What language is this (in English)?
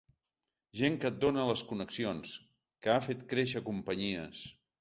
Catalan